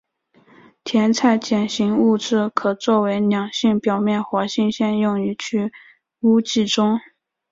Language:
Chinese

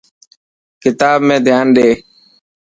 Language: Dhatki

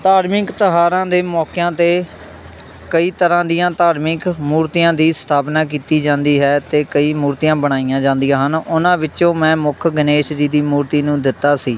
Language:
Punjabi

